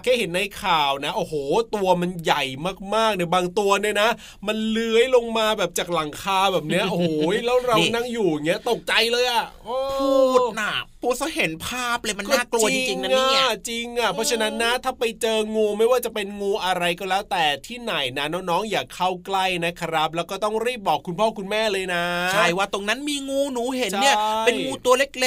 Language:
Thai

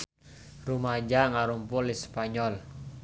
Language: Sundanese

